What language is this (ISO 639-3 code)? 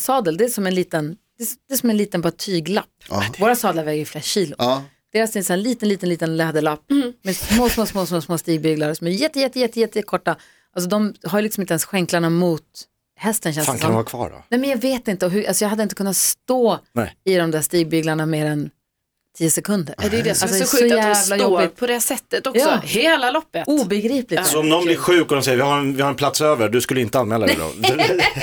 swe